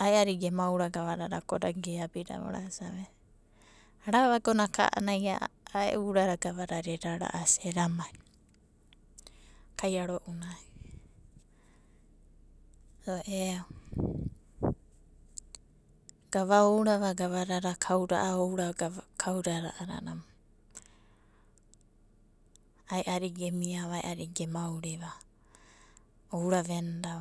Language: Abadi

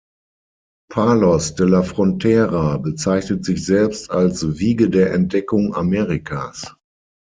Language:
German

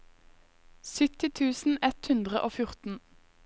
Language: Norwegian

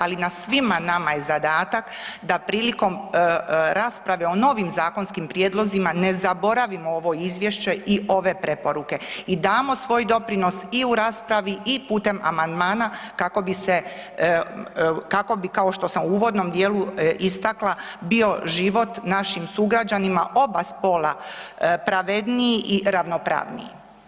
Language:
Croatian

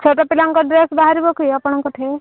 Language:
Odia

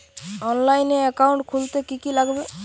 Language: Bangla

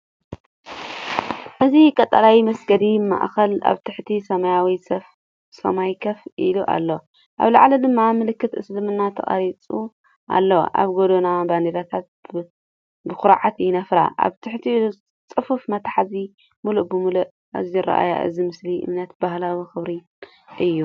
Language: Tigrinya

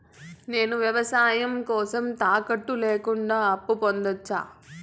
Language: Telugu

